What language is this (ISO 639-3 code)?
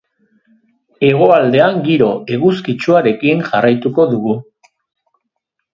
eus